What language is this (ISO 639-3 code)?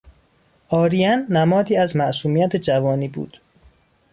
fas